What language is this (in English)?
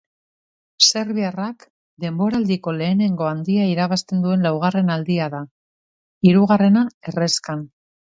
Basque